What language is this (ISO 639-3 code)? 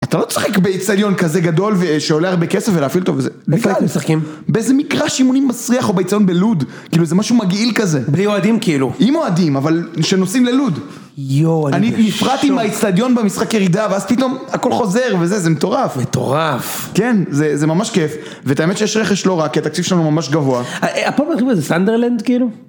heb